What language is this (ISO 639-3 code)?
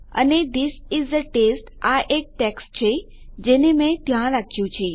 guj